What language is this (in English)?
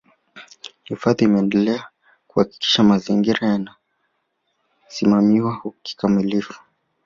Swahili